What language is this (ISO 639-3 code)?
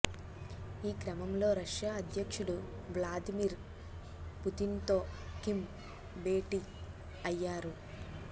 tel